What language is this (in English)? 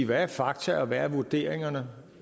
Danish